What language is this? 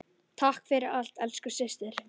Icelandic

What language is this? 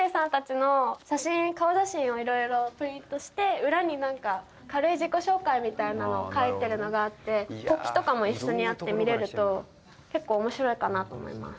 Japanese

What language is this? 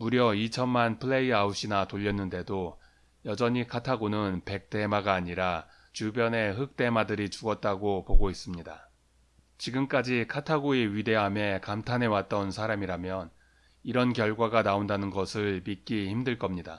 Korean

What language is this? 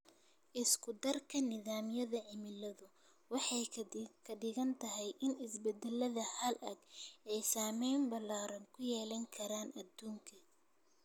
Somali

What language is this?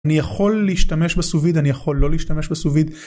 Hebrew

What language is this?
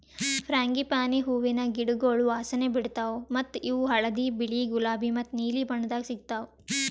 Kannada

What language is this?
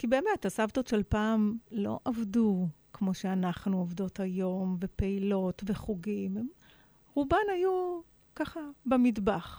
Hebrew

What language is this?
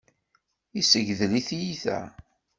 Kabyle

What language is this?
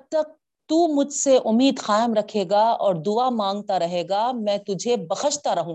Urdu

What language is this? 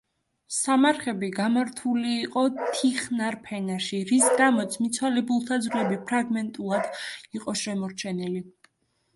Georgian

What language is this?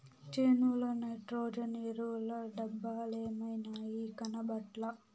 Telugu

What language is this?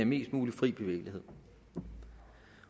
Danish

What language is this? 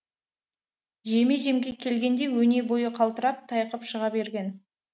Kazakh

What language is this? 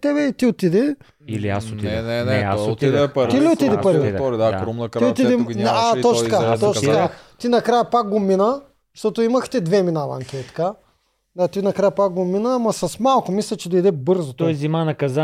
Bulgarian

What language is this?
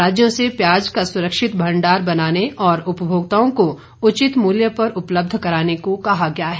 Hindi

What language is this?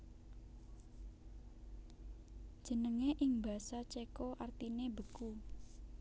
Javanese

